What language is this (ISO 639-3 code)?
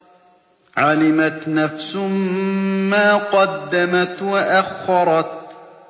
ara